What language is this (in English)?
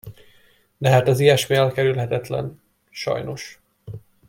Hungarian